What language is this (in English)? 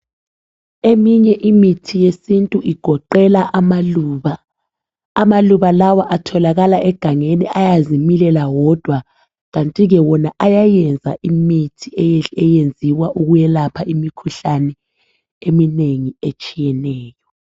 North Ndebele